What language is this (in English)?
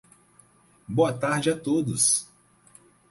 Portuguese